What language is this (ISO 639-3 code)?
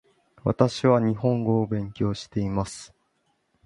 jpn